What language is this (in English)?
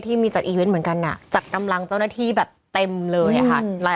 Thai